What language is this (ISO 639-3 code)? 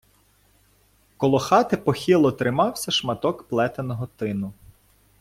ukr